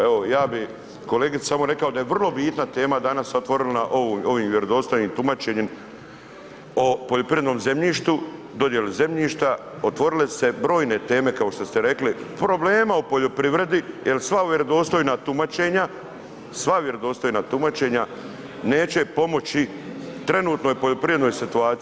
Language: Croatian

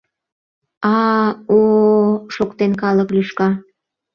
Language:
Mari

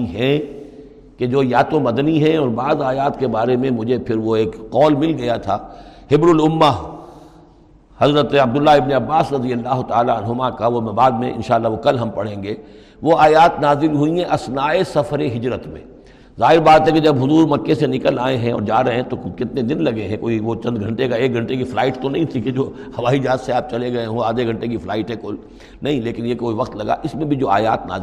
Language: Urdu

